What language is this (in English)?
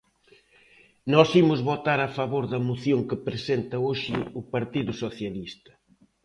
Galician